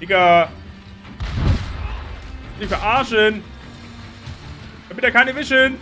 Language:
German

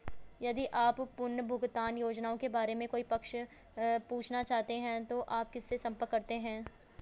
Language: Hindi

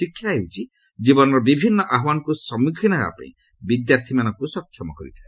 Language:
Odia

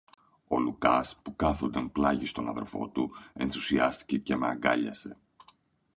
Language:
Greek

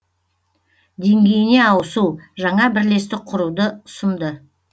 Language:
Kazakh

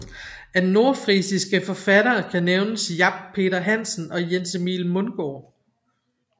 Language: Danish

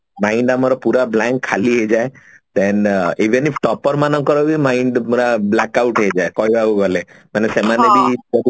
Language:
Odia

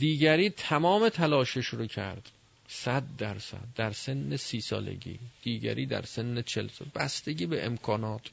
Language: Persian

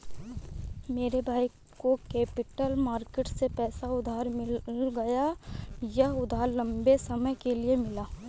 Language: Hindi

